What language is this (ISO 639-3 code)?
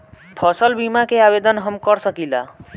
bho